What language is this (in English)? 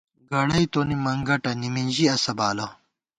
Gawar-Bati